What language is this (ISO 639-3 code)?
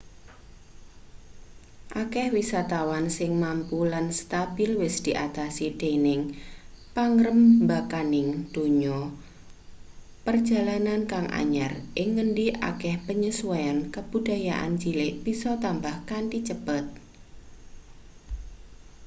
jav